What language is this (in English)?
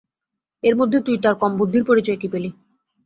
Bangla